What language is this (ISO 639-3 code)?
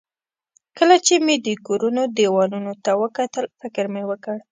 pus